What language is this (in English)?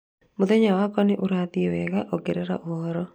Kikuyu